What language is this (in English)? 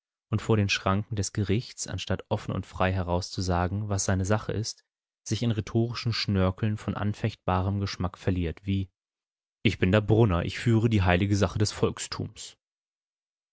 German